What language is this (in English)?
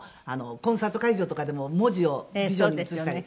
Japanese